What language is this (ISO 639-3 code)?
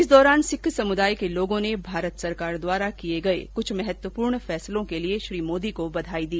hin